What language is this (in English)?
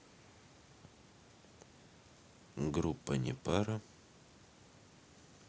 Russian